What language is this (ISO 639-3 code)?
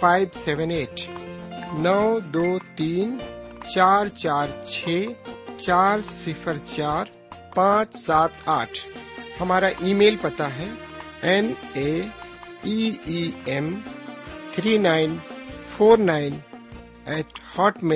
urd